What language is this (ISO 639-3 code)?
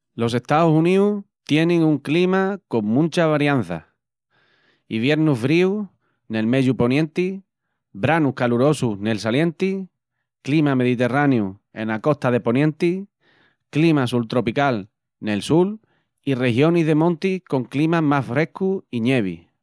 ext